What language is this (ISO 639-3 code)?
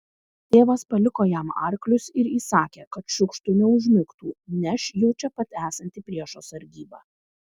lit